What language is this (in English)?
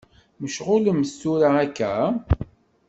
Kabyle